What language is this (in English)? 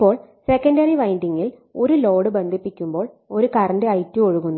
Malayalam